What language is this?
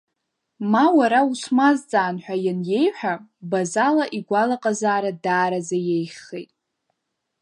Abkhazian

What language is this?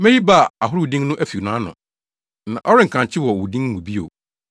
Akan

